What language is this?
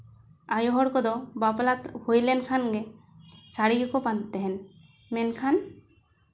Santali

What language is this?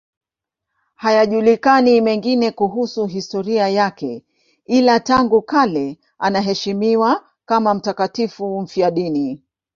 Swahili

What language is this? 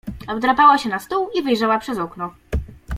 Polish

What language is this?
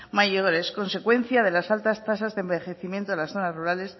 Spanish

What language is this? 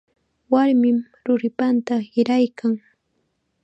Chiquián Ancash Quechua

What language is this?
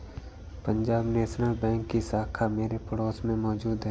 Hindi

